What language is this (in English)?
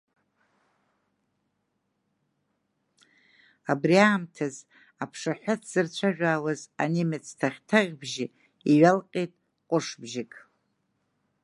Abkhazian